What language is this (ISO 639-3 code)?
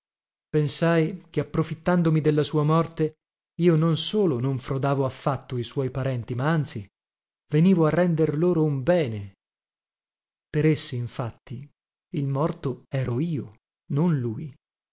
ita